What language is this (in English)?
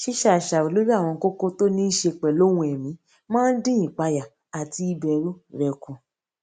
Yoruba